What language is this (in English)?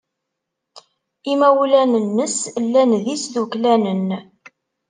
Kabyle